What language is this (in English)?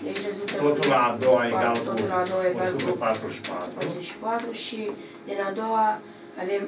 Romanian